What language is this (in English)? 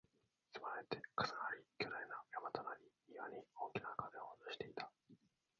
Japanese